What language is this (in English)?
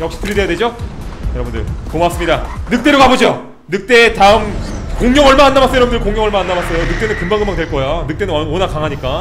Korean